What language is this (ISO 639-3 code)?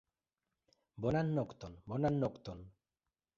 epo